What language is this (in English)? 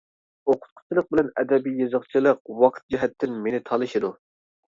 Uyghur